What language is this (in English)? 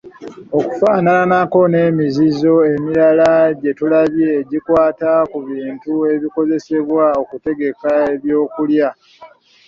Ganda